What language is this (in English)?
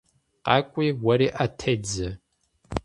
Kabardian